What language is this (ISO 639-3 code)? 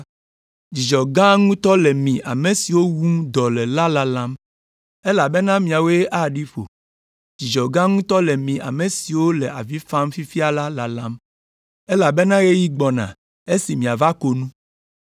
ewe